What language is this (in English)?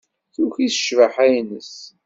Kabyle